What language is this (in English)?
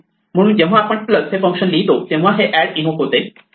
Marathi